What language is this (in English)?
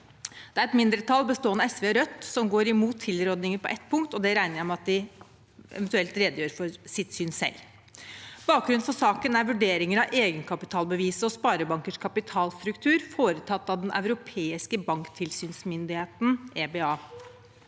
Norwegian